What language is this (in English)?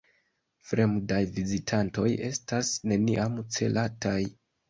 Esperanto